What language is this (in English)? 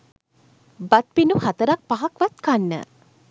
Sinhala